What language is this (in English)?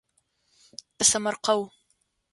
Adyghe